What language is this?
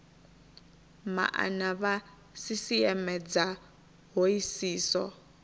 Venda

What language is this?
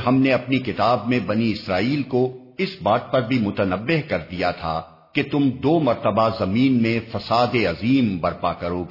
Urdu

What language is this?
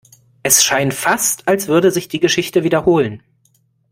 German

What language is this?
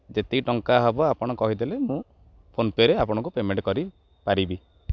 Odia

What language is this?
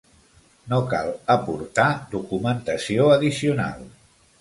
Catalan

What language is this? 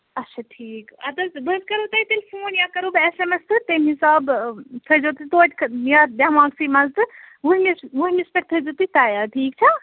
Kashmiri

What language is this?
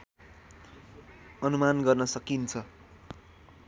Nepali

